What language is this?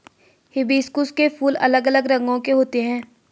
Hindi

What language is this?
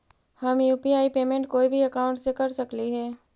Magahi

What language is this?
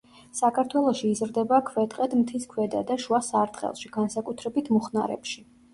Georgian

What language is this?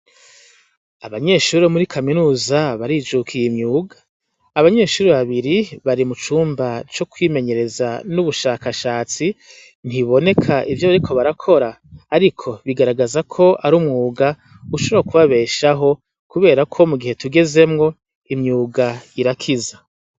Rundi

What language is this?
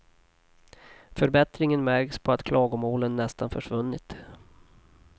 Swedish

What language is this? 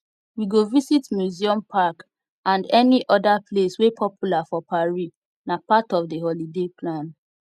Nigerian Pidgin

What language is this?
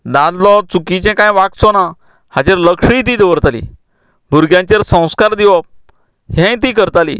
Konkani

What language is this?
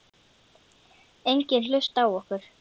Icelandic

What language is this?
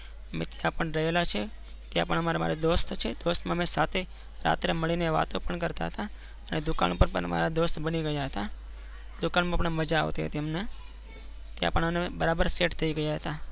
Gujarati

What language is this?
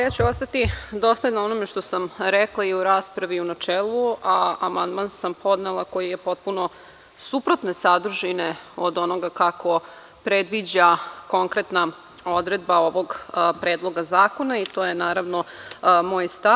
Serbian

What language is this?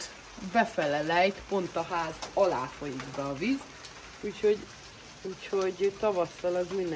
Hungarian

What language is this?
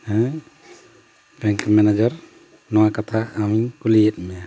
Santali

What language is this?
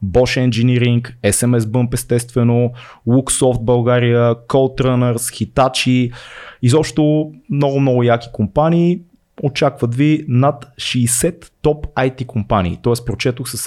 Bulgarian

